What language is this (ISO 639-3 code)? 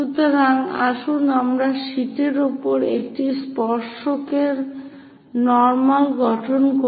ben